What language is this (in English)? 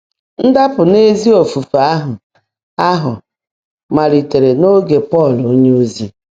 Igbo